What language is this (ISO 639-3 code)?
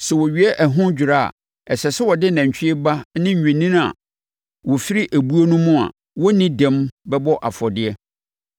aka